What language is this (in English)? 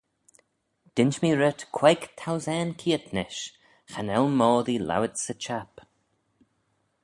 Manx